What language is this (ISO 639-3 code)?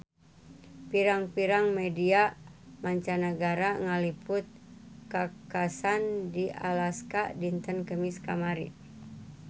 sun